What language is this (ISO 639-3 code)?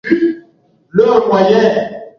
swa